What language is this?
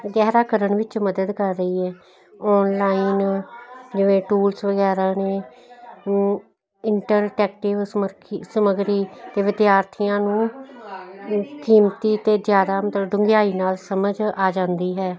Punjabi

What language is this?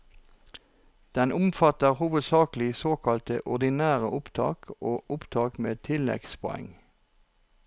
Norwegian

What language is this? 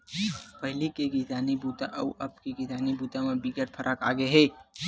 Chhattisgarhi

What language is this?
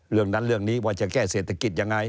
Thai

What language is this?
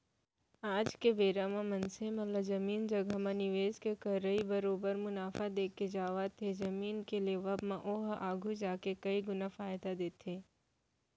Chhattisgarhi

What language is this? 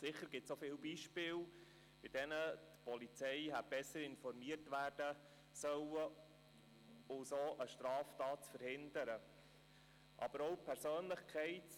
Swiss German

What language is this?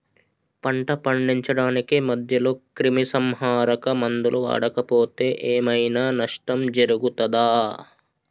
Telugu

